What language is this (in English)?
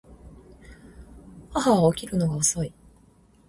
Japanese